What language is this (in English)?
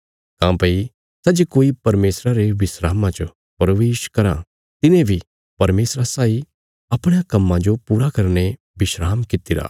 Bilaspuri